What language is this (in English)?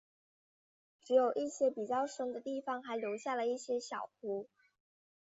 Chinese